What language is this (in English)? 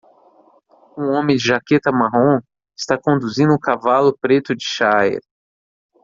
Portuguese